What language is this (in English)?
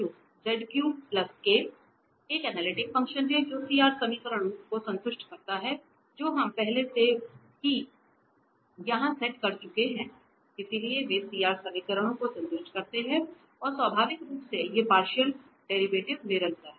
Hindi